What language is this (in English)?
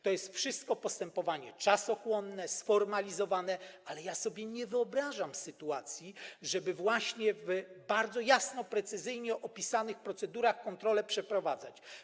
Polish